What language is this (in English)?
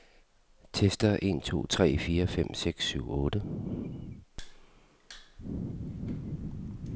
Danish